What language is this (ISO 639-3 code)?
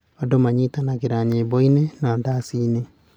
kik